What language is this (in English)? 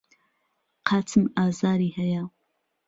Central Kurdish